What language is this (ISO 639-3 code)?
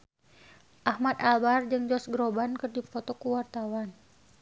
sun